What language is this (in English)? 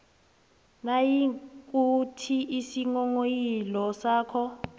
South Ndebele